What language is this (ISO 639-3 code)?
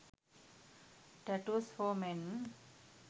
sin